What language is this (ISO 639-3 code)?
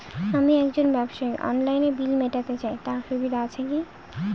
ben